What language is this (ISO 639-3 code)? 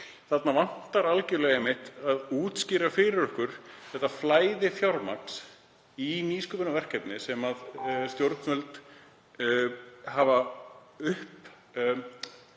isl